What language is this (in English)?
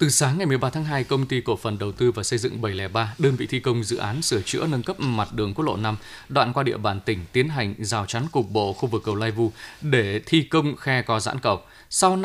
Vietnamese